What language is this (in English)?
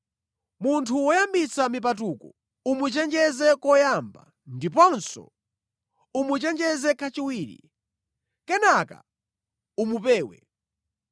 Nyanja